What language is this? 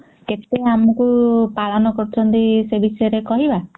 Odia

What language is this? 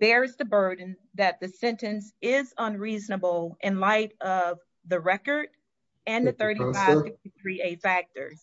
English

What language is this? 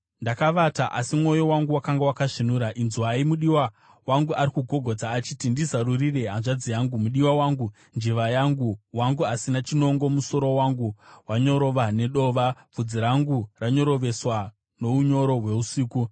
Shona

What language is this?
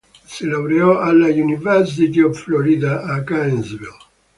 Italian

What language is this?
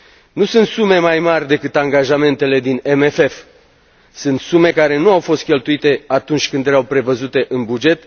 Romanian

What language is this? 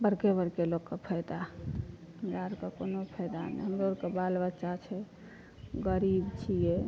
Maithili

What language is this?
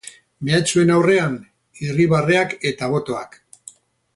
Basque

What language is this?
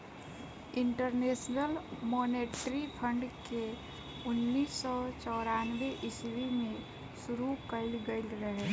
Bhojpuri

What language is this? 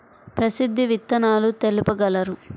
Telugu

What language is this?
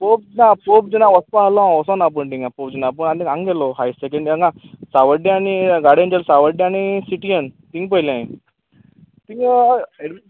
Konkani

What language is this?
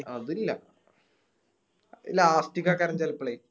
Malayalam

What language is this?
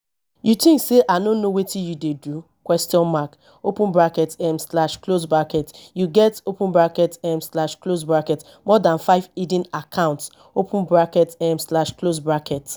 Nigerian Pidgin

